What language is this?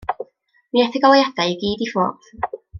Welsh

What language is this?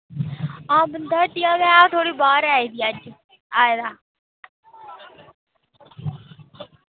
Dogri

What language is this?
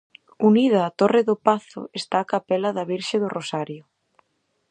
Galician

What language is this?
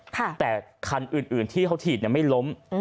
Thai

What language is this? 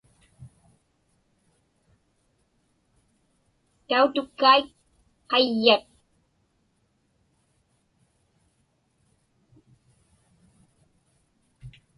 Inupiaq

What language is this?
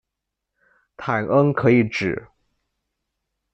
Chinese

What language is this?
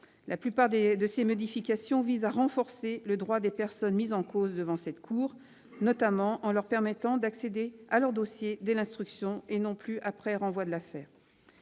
French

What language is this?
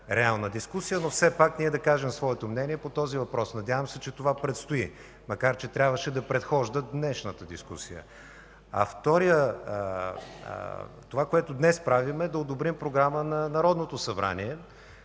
Bulgarian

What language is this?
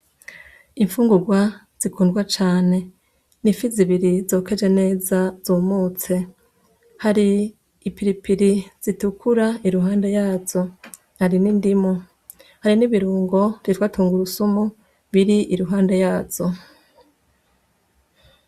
Rundi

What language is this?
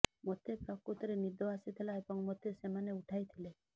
Odia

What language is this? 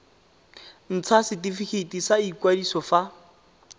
Tswana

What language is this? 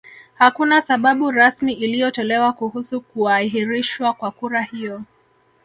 Swahili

